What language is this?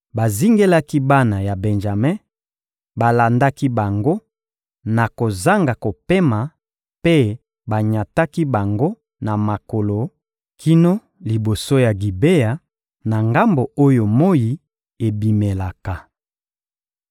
Lingala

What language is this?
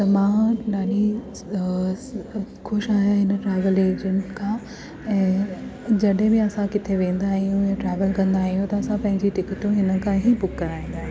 Sindhi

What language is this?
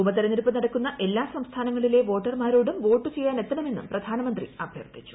Malayalam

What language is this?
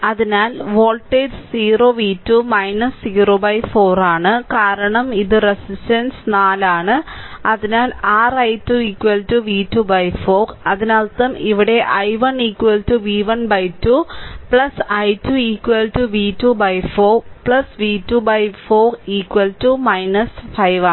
Malayalam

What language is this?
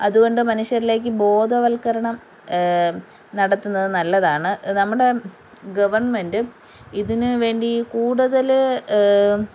Malayalam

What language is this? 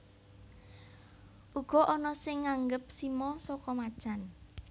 Javanese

